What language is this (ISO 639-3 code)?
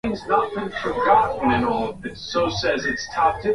swa